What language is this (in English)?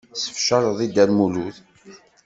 Kabyle